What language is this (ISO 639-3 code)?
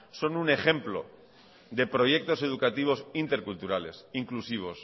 spa